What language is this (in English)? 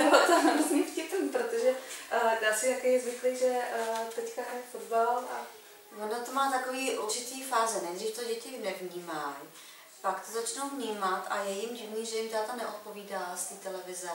Czech